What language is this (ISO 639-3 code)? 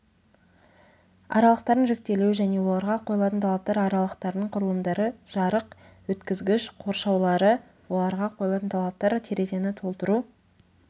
kaz